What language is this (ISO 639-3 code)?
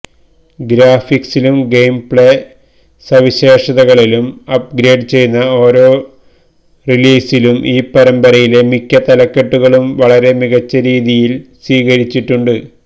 mal